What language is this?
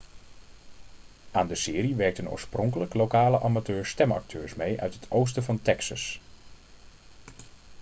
Dutch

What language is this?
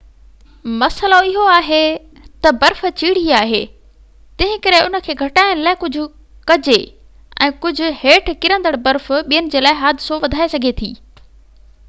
Sindhi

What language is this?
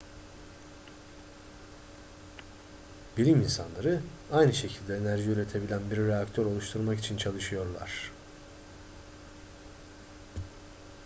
Turkish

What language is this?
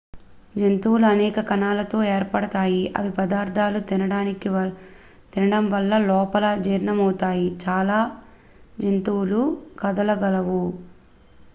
Telugu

